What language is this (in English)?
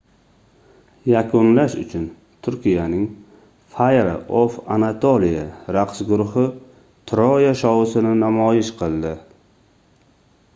Uzbek